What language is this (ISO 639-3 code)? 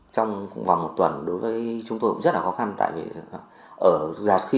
vie